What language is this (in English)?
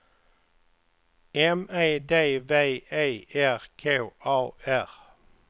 Swedish